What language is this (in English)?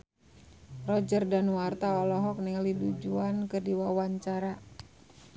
Sundanese